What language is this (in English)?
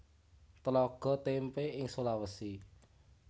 Javanese